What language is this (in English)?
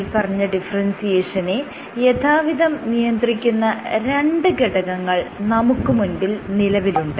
Malayalam